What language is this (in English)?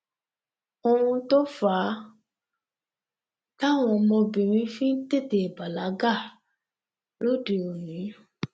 Yoruba